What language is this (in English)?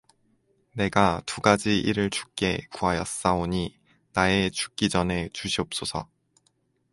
Korean